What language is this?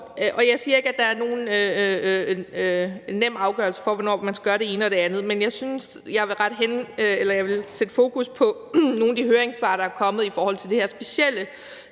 Danish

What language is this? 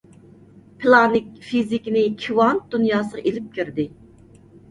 Uyghur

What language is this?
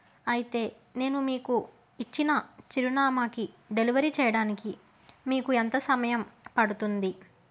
Telugu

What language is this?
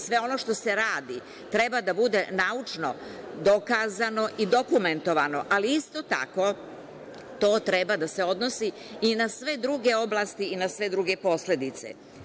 Serbian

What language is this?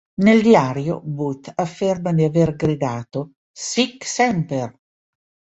Italian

